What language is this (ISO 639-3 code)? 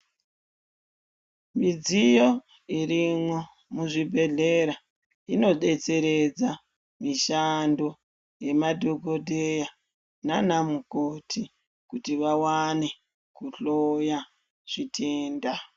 ndc